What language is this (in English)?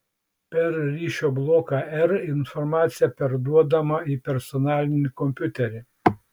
Lithuanian